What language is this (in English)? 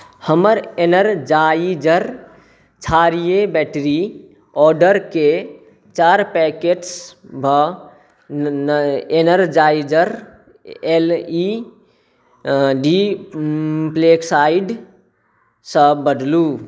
Maithili